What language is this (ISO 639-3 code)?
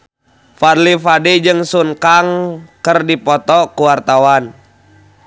sun